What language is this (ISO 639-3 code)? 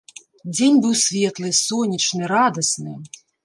bel